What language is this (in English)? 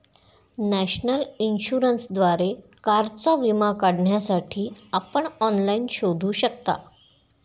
Marathi